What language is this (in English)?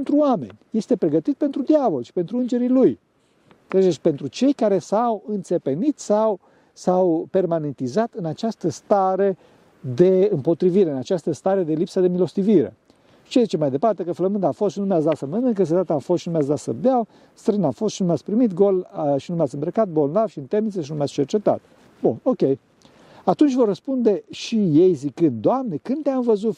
Romanian